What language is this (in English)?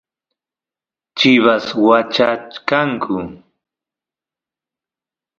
Santiago del Estero Quichua